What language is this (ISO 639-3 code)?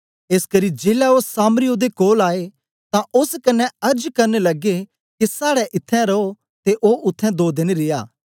doi